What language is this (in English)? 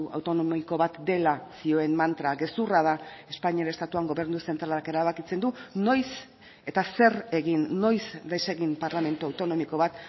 Basque